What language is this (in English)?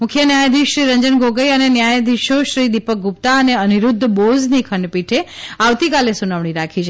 Gujarati